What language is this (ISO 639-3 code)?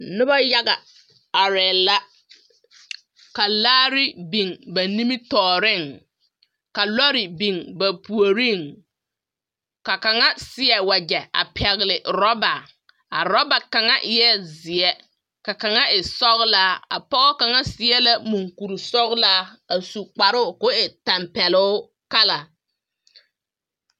dga